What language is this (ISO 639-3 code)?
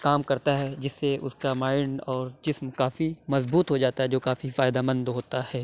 urd